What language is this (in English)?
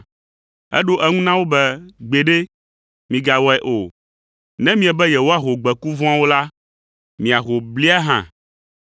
Ewe